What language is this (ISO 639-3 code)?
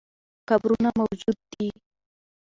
pus